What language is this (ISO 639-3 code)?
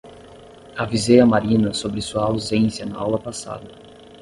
por